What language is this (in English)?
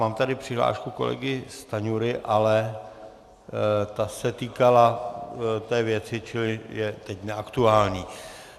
Czech